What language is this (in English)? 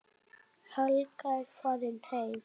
Icelandic